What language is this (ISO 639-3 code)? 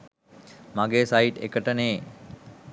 sin